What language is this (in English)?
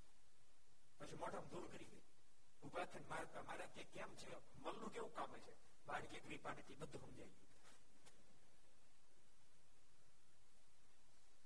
Gujarati